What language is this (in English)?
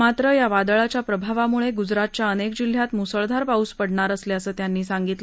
Marathi